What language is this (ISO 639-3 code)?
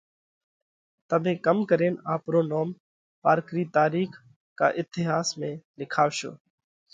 kvx